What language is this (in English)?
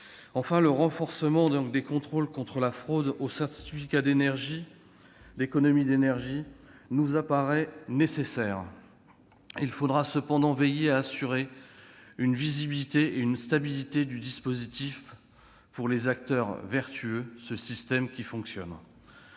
French